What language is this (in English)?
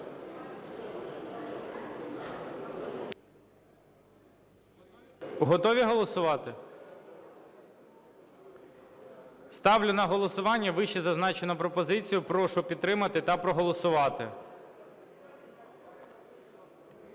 Ukrainian